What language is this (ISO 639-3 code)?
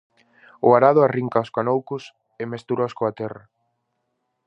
glg